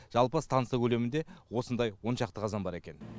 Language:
Kazakh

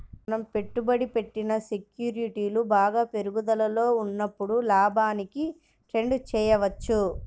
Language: Telugu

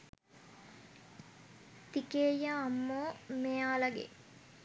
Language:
Sinhala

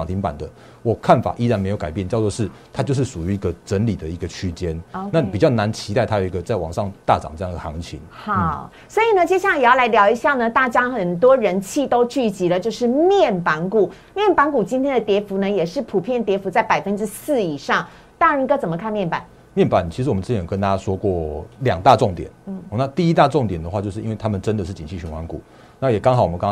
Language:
Chinese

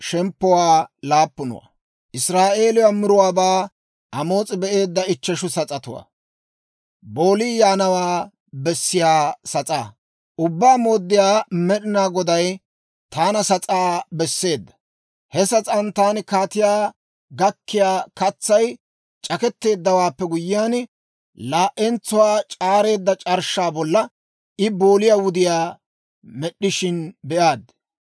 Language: Dawro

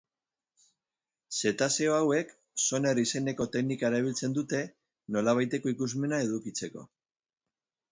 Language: Basque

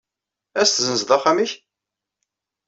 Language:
Kabyle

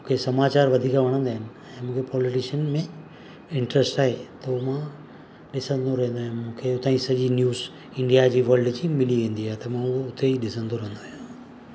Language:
Sindhi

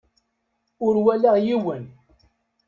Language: Kabyle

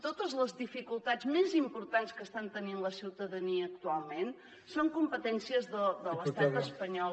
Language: Catalan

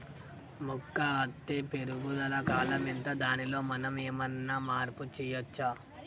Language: Telugu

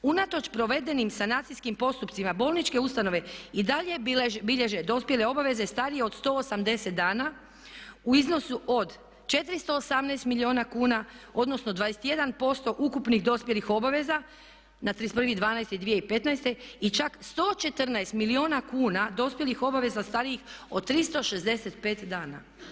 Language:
Croatian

